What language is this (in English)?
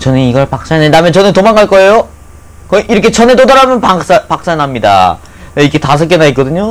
Korean